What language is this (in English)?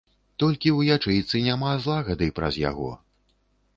Belarusian